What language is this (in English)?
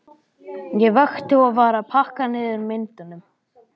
Icelandic